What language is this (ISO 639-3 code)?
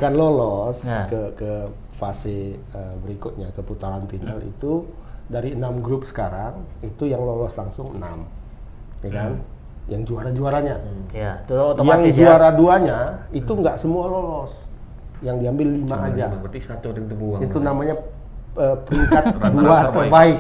ind